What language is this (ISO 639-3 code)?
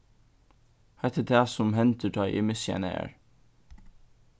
fao